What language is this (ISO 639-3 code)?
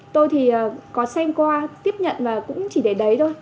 vie